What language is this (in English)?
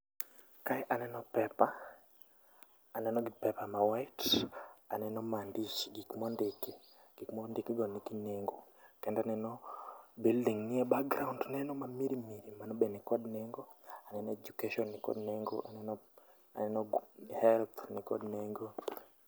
Luo (Kenya and Tanzania)